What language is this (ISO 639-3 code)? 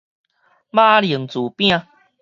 nan